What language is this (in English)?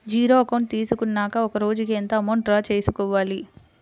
Telugu